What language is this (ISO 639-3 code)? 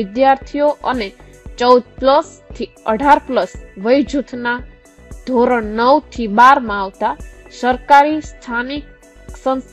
hin